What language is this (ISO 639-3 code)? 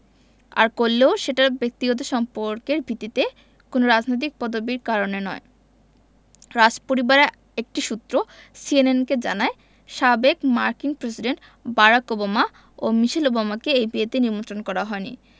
ben